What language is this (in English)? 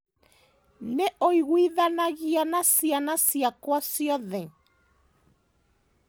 Kikuyu